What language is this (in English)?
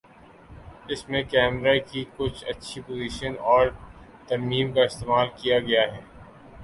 Urdu